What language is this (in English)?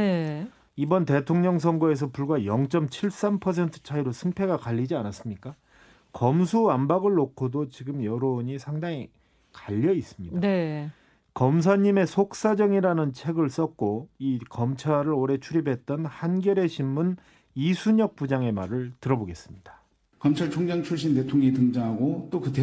Korean